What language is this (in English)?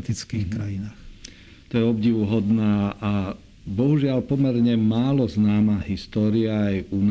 Slovak